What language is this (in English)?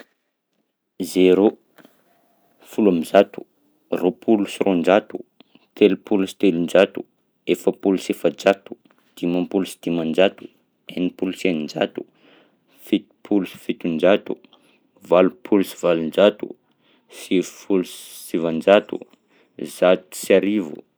Southern Betsimisaraka Malagasy